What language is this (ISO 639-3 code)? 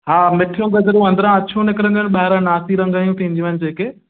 snd